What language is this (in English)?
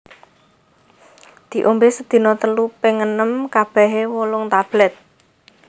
Javanese